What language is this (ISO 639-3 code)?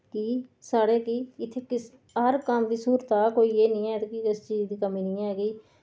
doi